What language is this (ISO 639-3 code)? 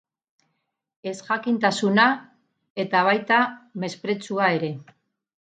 eus